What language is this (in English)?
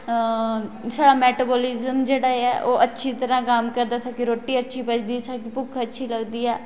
Dogri